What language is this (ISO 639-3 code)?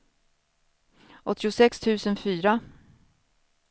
swe